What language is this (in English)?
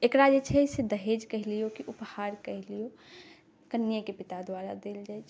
Maithili